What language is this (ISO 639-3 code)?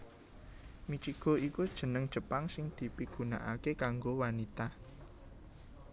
jav